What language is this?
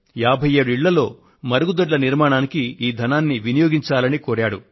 Telugu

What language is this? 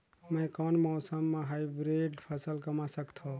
Chhattisgarhi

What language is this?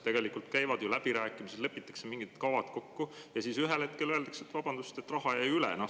Estonian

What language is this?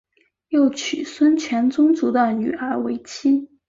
Chinese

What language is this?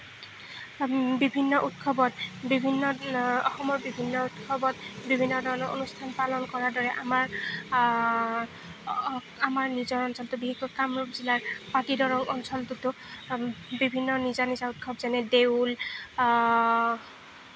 Assamese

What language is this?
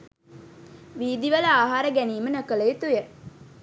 Sinhala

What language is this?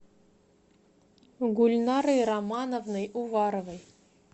Russian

